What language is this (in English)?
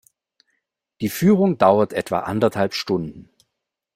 German